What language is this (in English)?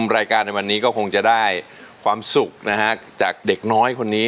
Thai